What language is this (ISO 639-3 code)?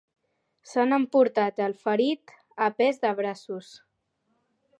cat